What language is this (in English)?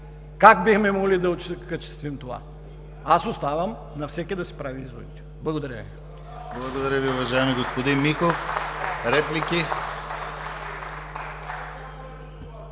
Bulgarian